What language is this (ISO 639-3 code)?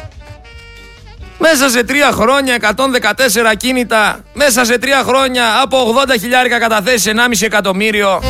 ell